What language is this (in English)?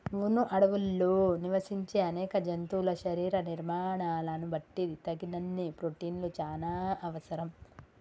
Telugu